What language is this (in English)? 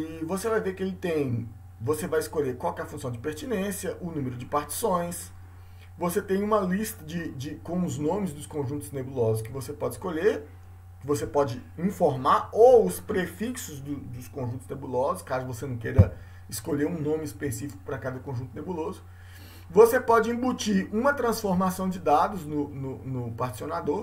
Portuguese